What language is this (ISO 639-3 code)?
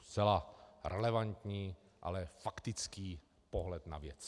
ces